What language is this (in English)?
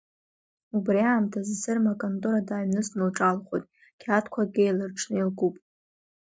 Abkhazian